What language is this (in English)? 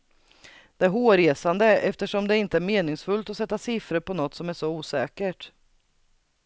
Swedish